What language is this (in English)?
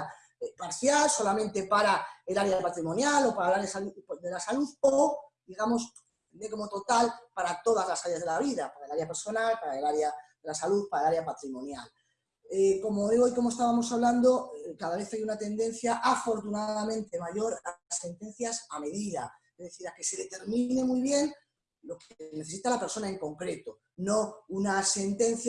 Spanish